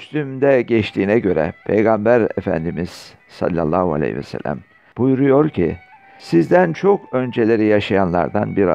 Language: Turkish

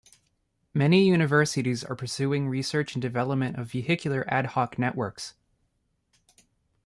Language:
English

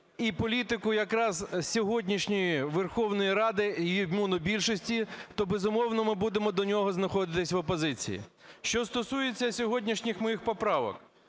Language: Ukrainian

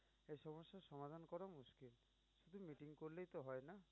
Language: Bangla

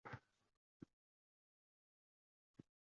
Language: Uzbek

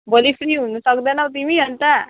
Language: Nepali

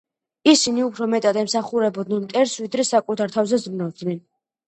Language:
Georgian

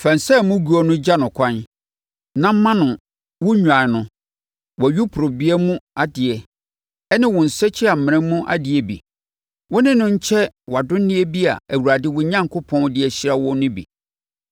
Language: Akan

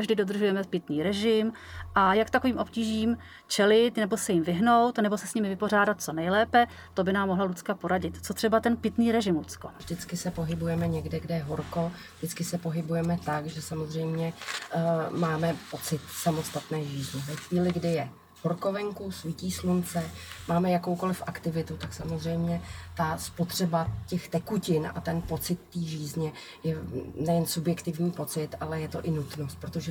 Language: Czech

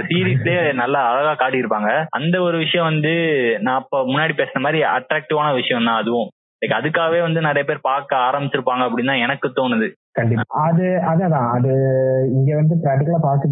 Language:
Tamil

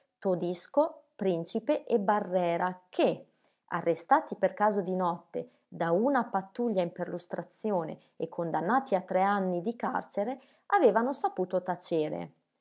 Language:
Italian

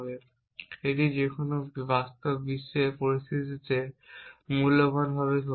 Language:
Bangla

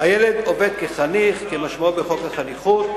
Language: Hebrew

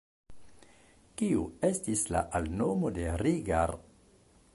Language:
Esperanto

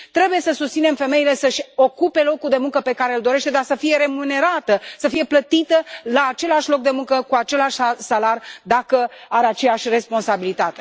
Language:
Romanian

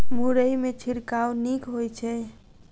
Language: Maithili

